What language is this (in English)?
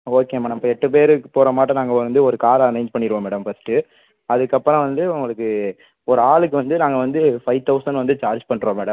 Tamil